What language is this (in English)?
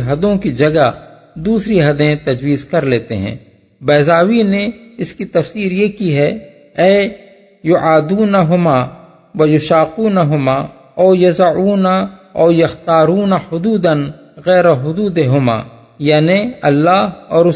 Urdu